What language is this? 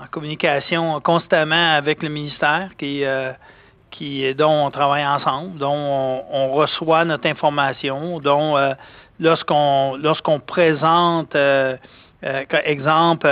French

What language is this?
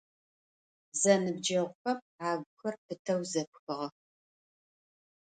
Adyghe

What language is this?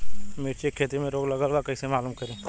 Bhojpuri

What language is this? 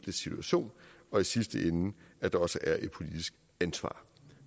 Danish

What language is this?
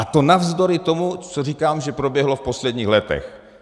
Czech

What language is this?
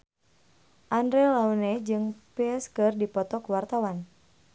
Sundanese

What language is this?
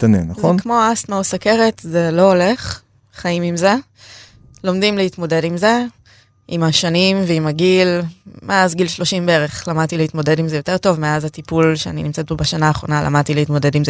Hebrew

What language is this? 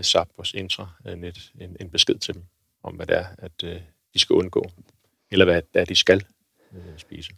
Danish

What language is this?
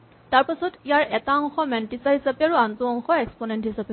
Assamese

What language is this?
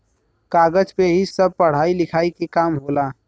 Bhojpuri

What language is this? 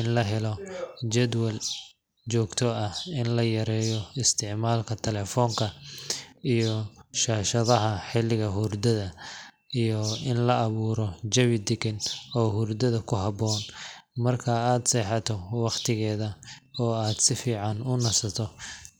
Somali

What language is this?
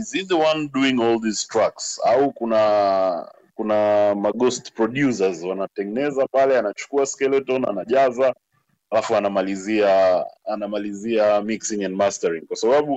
Swahili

